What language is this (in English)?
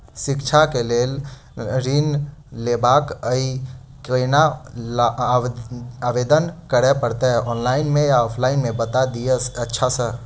Maithili